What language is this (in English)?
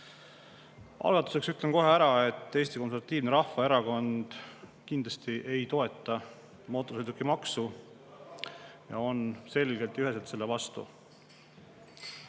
Estonian